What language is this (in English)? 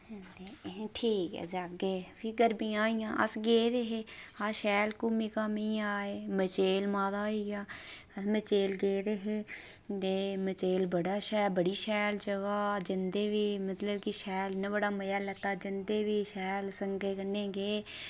Dogri